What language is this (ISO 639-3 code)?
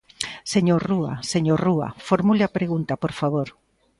glg